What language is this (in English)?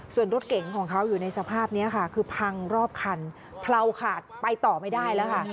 Thai